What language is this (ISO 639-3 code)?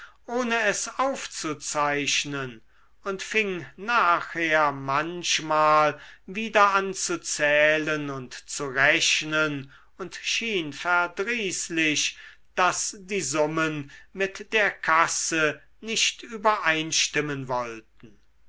deu